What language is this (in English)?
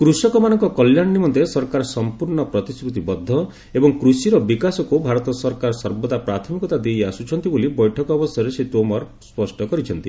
Odia